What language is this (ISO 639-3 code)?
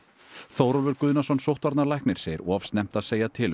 isl